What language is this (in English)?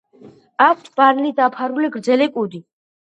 Georgian